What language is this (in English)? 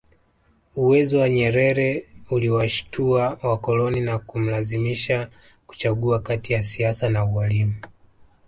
Swahili